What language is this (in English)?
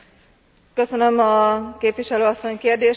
Hungarian